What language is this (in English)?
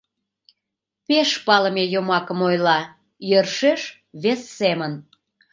Mari